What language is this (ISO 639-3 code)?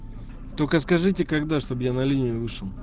rus